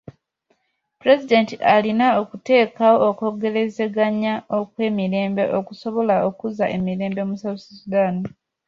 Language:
Ganda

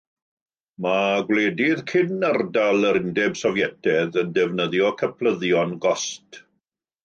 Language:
Welsh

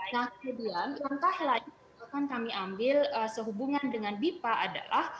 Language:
Indonesian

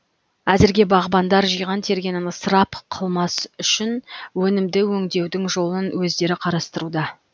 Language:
Kazakh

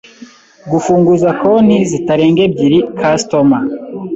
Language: Kinyarwanda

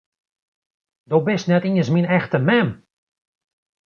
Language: Western Frisian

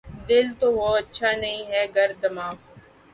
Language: Urdu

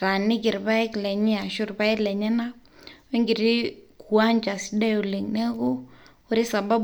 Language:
Masai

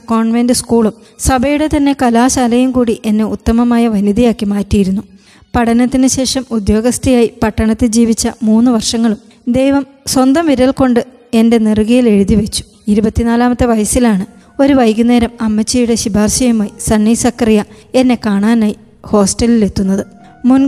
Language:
Malayalam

